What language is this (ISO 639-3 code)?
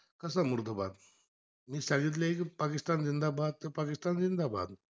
mar